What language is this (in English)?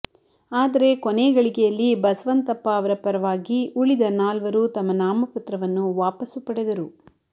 Kannada